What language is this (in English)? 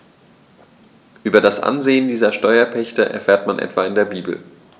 German